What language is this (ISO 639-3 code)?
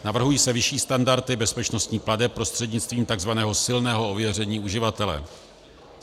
ces